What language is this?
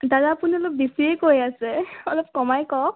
Assamese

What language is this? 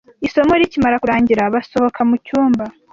Kinyarwanda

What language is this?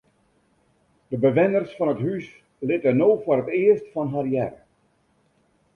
Western Frisian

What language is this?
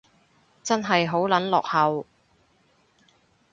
Cantonese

